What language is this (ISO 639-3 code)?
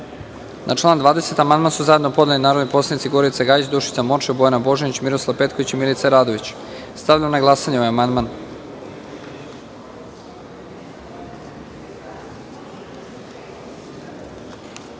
srp